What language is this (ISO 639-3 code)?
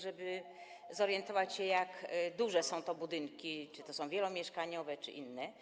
pol